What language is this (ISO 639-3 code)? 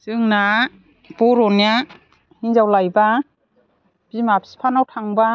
brx